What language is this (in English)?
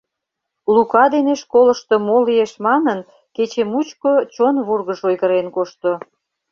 Mari